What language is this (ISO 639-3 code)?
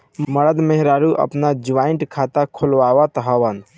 bho